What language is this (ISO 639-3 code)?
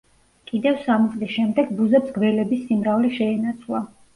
kat